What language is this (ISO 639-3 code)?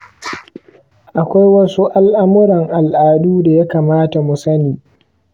hau